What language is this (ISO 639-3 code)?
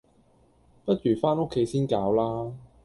yue